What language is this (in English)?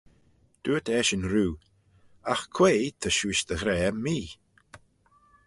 Manx